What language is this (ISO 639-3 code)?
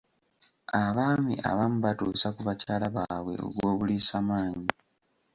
lug